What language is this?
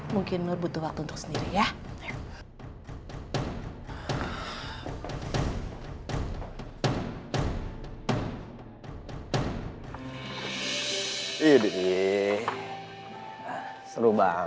Indonesian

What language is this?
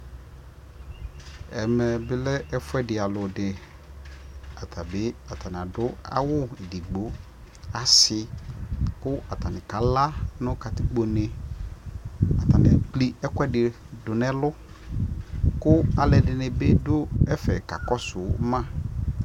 Ikposo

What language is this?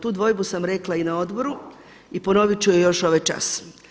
Croatian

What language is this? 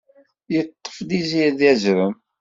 Kabyle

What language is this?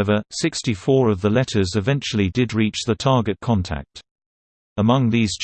English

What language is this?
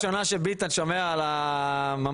Hebrew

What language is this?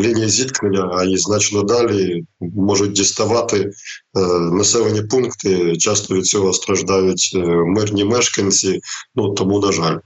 Ukrainian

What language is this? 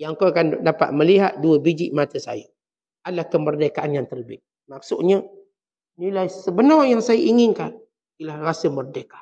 Malay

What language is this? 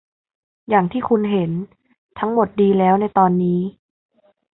Thai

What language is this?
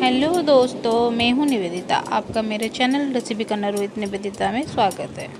Hindi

